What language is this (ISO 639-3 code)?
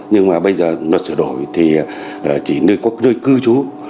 vie